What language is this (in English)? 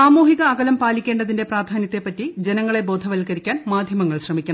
Malayalam